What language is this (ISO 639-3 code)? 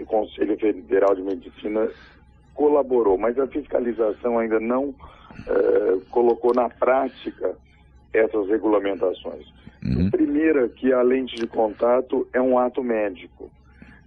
por